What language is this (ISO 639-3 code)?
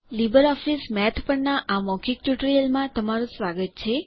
guj